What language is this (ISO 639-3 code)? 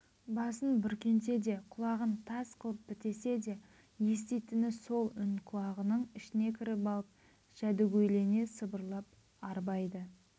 kaz